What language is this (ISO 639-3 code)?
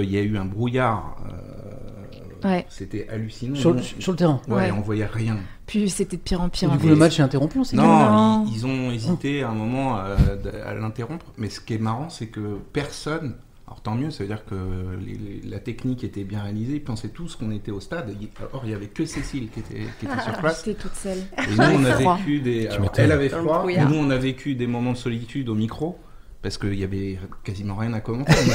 fra